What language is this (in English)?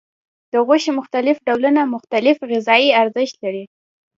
Pashto